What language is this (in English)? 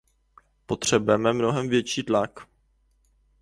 Czech